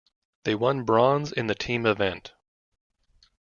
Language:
English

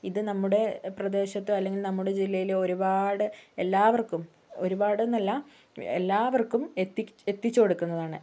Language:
Malayalam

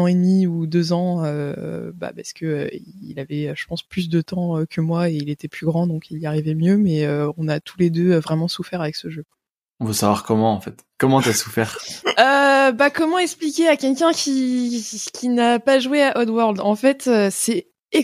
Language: French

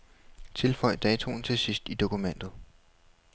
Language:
Danish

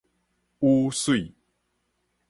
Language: Min Nan Chinese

